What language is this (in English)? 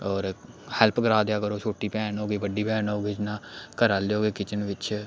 Dogri